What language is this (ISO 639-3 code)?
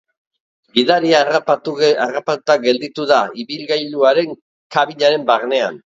eus